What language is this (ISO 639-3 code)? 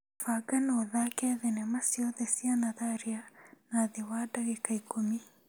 kik